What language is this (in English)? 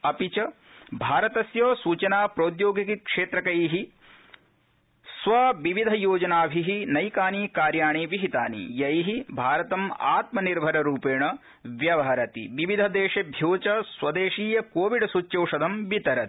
Sanskrit